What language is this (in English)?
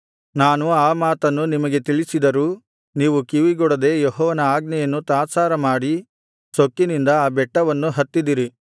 Kannada